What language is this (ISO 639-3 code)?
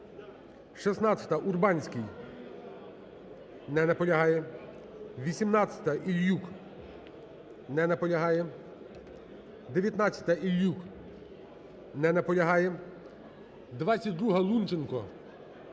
ukr